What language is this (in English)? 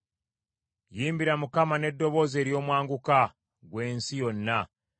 Ganda